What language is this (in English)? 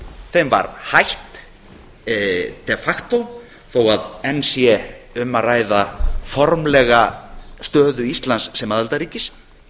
Icelandic